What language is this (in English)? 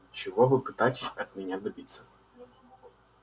Russian